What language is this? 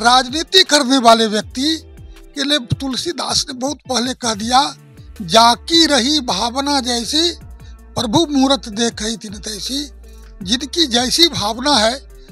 Hindi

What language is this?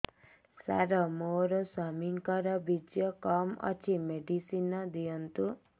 Odia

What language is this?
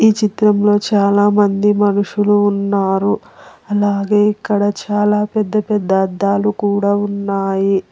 Telugu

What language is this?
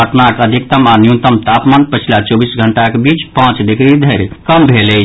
Maithili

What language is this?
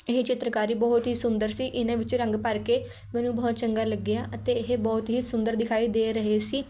Punjabi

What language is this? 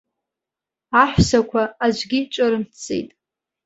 Abkhazian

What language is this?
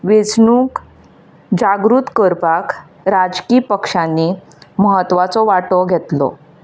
Konkani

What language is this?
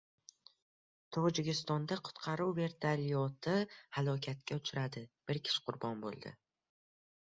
Uzbek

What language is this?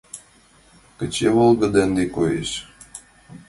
Mari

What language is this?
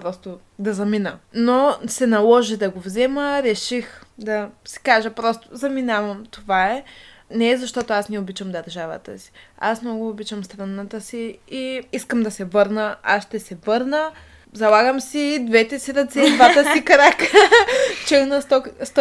Bulgarian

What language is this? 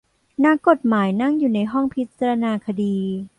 Thai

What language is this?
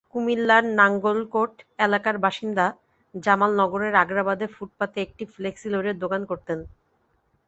Bangla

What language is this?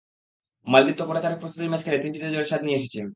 Bangla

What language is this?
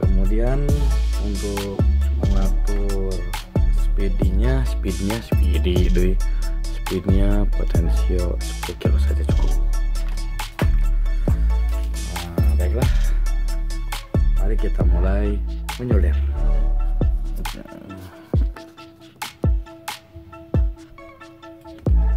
Indonesian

